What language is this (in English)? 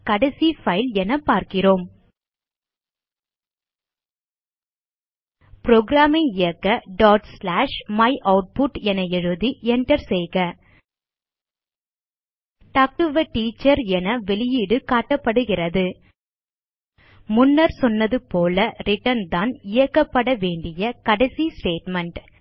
Tamil